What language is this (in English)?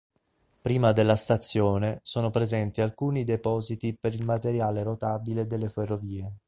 Italian